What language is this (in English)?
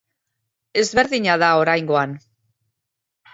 Basque